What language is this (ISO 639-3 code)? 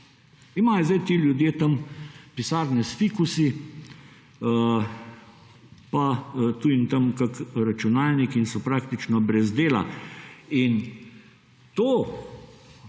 slv